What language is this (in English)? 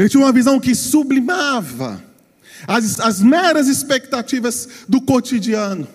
Portuguese